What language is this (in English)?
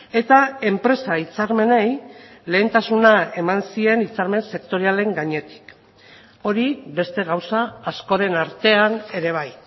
Basque